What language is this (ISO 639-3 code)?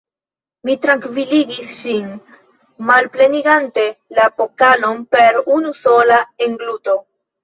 epo